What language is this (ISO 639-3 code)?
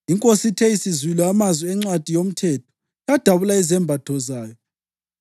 nde